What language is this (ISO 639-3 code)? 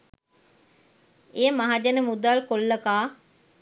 sin